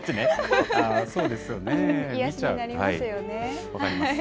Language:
Japanese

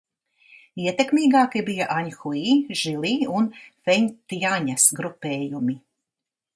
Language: Latvian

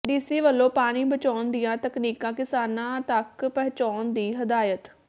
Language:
Punjabi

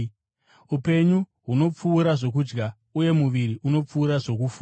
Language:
Shona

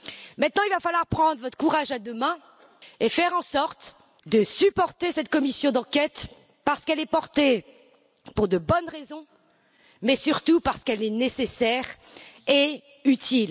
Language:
French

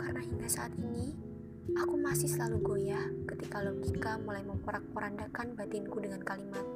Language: Indonesian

